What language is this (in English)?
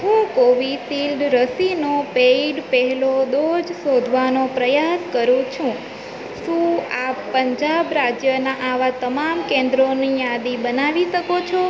Gujarati